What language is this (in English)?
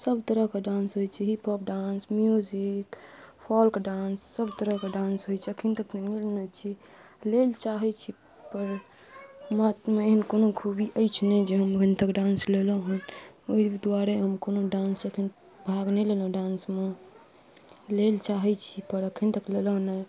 Maithili